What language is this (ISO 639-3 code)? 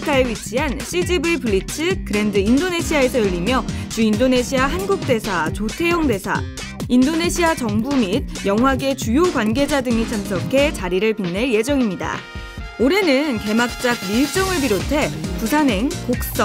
kor